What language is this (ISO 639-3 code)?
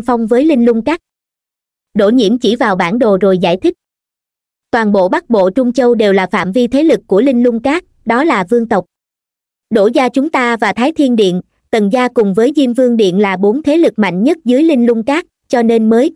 vie